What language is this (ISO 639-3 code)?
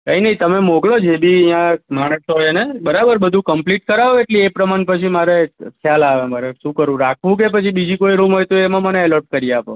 guj